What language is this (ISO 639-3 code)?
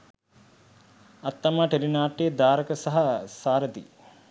sin